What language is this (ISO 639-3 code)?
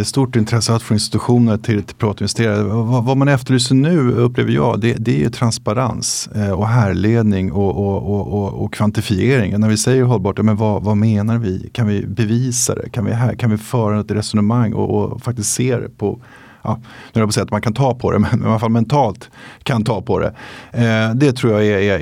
swe